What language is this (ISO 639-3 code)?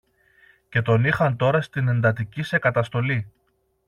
ell